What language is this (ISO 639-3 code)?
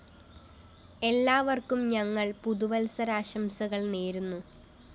mal